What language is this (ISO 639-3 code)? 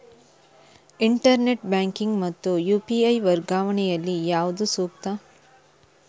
kan